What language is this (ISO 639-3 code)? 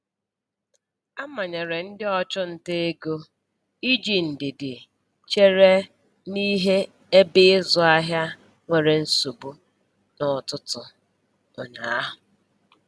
ibo